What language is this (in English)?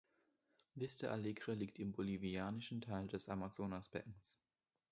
German